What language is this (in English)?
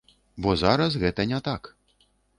Belarusian